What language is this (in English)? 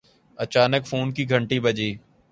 Urdu